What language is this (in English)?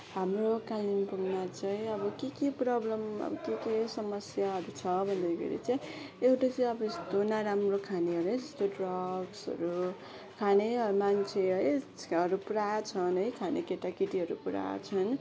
Nepali